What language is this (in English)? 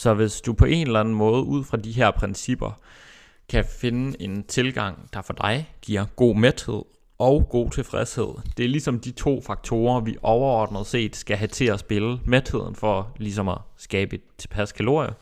Danish